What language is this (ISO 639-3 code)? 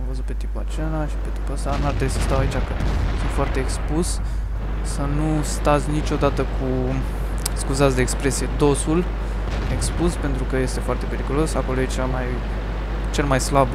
ron